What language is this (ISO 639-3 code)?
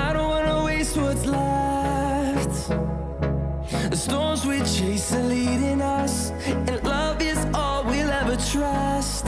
tur